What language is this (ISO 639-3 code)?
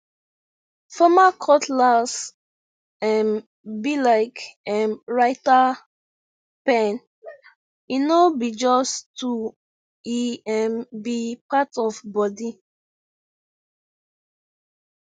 pcm